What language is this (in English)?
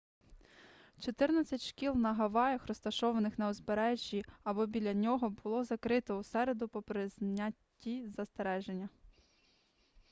Ukrainian